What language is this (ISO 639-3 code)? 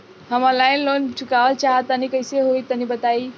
bho